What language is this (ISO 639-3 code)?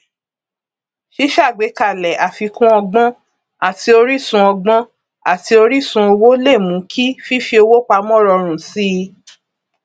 yor